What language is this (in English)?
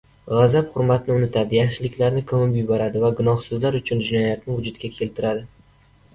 Uzbek